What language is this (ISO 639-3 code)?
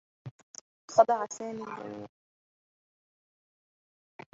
ara